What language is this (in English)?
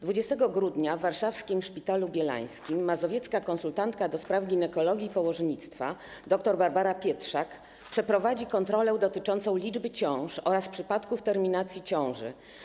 Polish